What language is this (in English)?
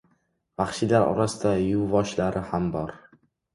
Uzbek